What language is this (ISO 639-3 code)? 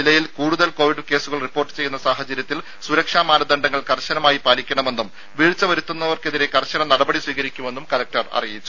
mal